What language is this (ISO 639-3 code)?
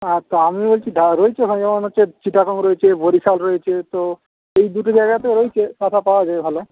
ben